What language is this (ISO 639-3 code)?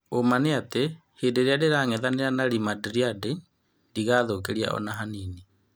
kik